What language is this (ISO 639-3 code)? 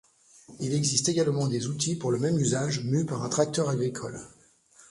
fra